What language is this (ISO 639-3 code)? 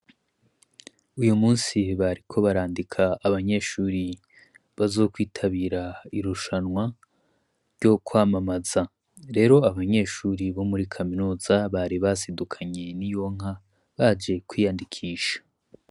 run